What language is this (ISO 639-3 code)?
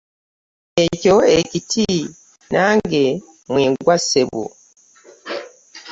lug